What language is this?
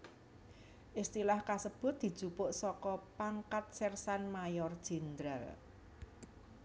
Javanese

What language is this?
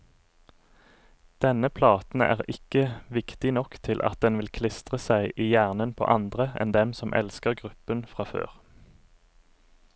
Norwegian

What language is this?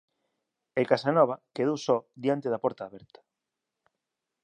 Galician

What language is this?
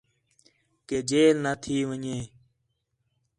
Khetrani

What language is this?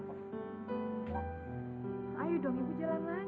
Indonesian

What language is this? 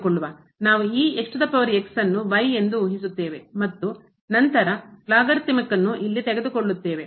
Kannada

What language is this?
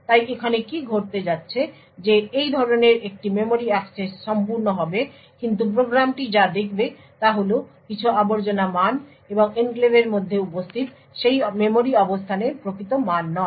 Bangla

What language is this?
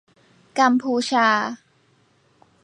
Thai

